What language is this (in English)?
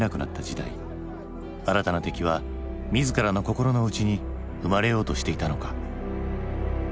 Japanese